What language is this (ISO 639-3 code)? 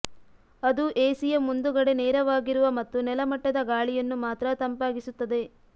kan